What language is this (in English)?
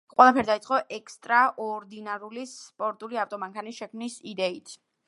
Georgian